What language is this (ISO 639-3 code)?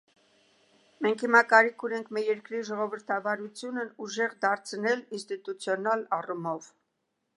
hye